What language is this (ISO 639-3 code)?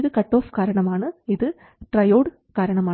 mal